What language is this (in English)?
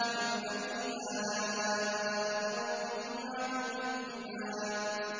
Arabic